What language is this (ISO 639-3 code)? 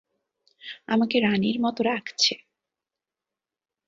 ben